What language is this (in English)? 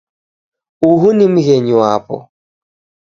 Taita